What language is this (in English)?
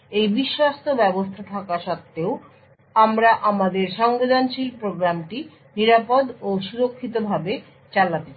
Bangla